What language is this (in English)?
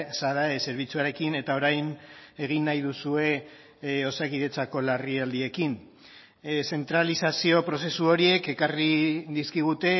Basque